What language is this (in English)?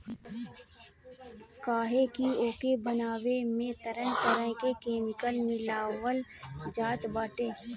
Bhojpuri